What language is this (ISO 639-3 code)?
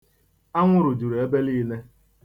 ibo